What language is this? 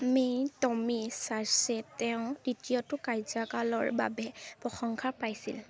Assamese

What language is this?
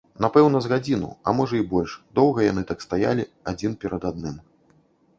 Belarusian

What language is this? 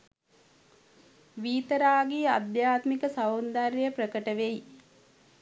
Sinhala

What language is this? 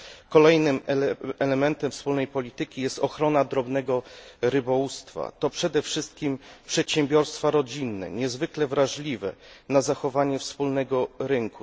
Polish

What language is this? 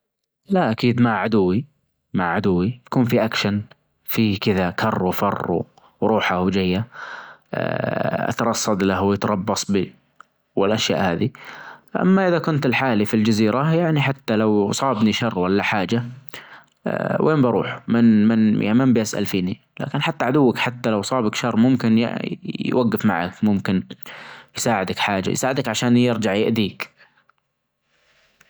Najdi Arabic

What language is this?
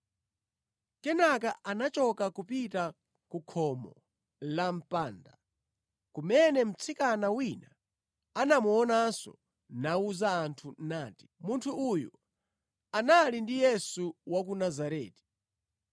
Nyanja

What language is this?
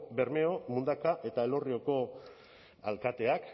Basque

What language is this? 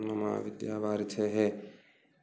Sanskrit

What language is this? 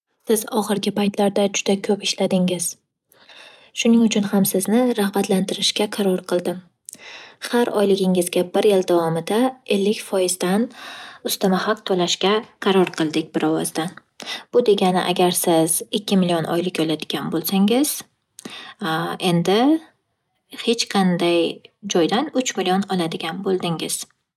Uzbek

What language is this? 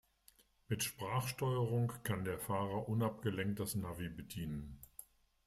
German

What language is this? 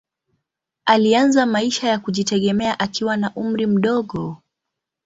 Swahili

